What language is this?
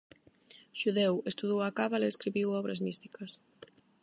Galician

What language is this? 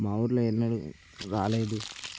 Telugu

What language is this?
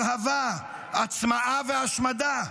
Hebrew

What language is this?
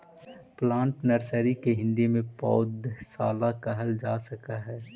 Magahi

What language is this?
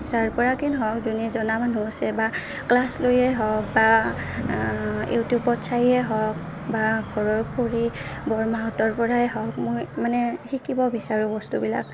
Assamese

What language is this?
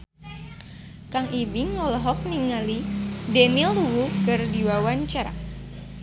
Sundanese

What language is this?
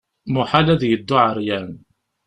Kabyle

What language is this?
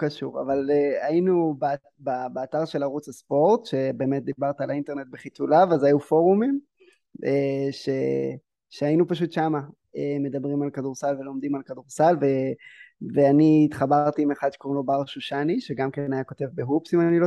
Hebrew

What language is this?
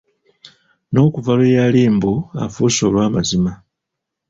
Ganda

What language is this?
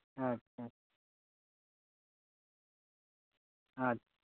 Santali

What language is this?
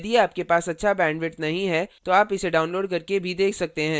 Hindi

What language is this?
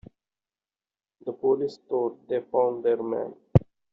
English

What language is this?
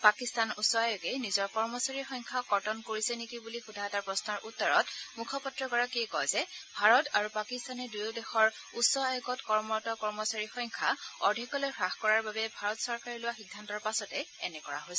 Assamese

